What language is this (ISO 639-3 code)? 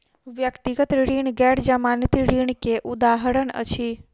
mai